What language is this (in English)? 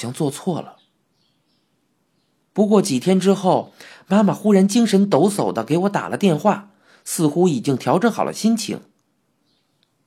Chinese